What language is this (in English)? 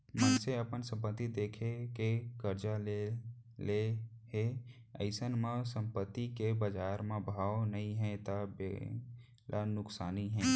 Chhattisgarhi